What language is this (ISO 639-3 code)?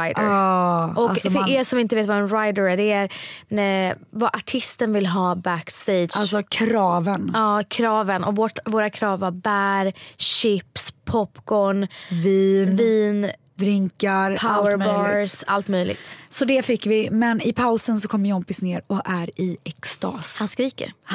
swe